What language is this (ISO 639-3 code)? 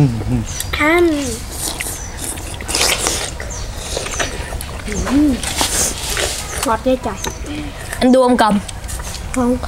vie